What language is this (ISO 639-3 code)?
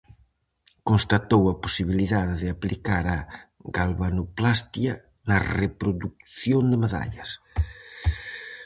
glg